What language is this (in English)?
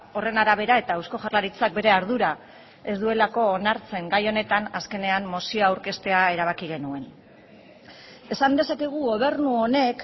Basque